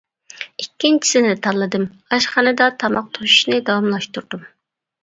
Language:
Uyghur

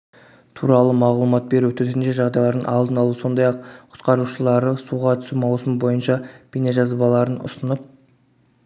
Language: Kazakh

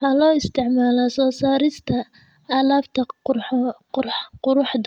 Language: Somali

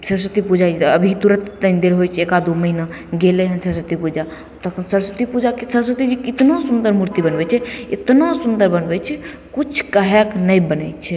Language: Maithili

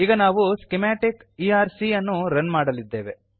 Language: Kannada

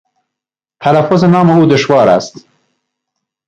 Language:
Persian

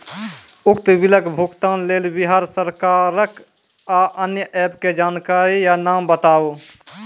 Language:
Maithili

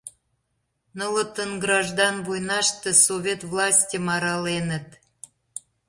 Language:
Mari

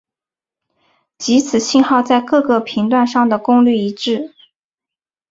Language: Chinese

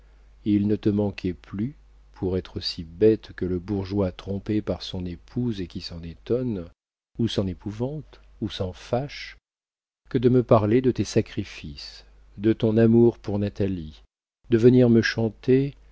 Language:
French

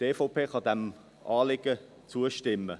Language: Swiss German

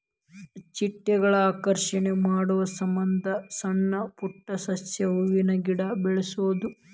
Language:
Kannada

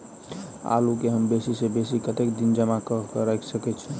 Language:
Maithili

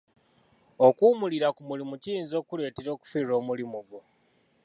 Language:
Ganda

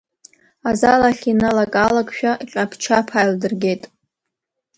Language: Abkhazian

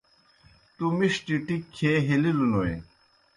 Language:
Kohistani Shina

